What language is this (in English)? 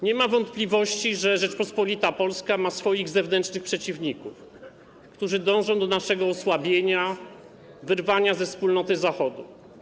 Polish